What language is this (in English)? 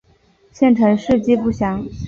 Chinese